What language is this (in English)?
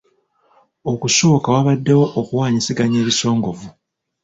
Ganda